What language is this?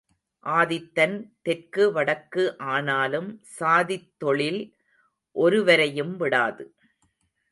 Tamil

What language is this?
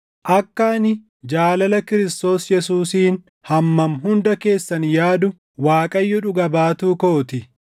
Oromo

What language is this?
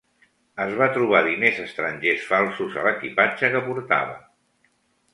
Catalan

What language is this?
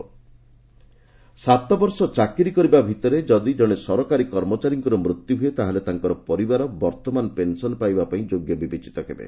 Odia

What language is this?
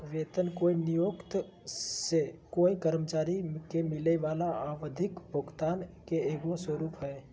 Magahi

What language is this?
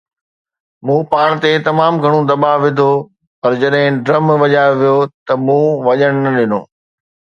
Sindhi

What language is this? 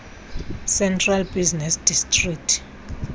Xhosa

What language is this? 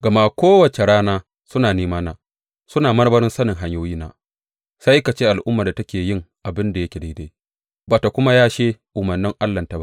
Hausa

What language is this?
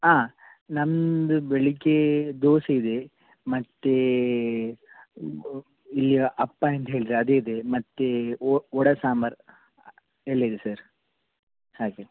Kannada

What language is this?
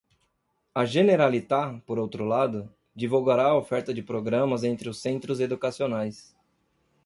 Portuguese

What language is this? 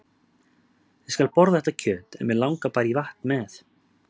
Icelandic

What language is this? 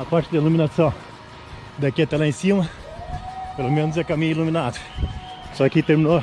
Portuguese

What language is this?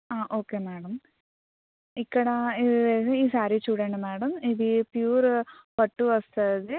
Telugu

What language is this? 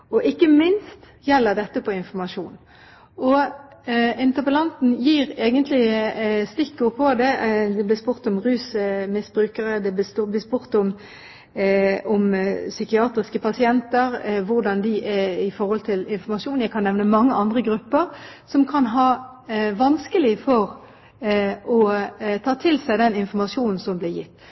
Norwegian Bokmål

